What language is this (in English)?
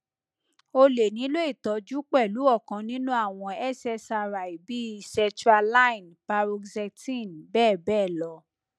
Yoruba